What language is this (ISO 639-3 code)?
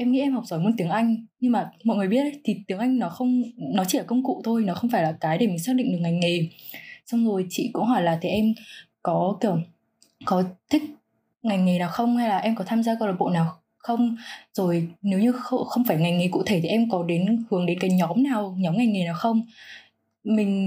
vie